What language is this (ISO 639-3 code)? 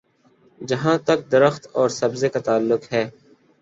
urd